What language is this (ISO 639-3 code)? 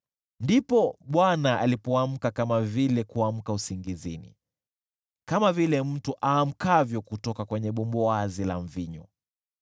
swa